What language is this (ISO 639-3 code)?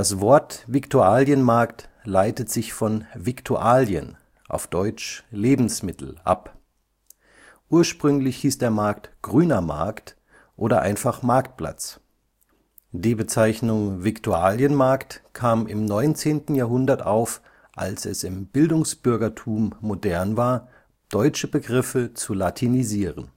deu